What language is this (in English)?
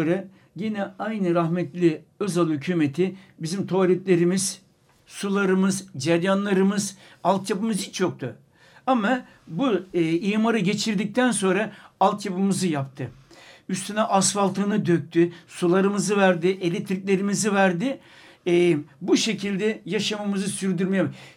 Turkish